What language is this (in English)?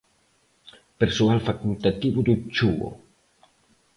Galician